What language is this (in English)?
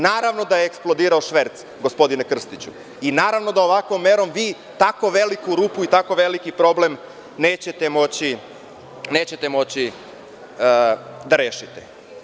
Serbian